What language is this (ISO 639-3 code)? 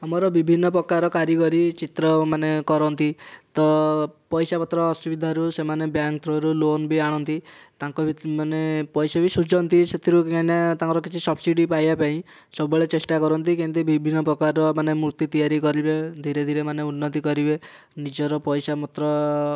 ori